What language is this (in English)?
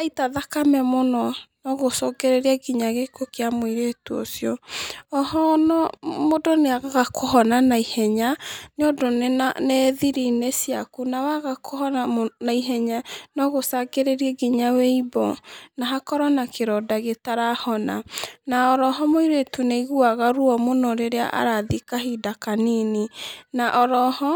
Kikuyu